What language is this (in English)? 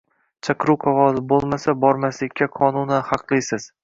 Uzbek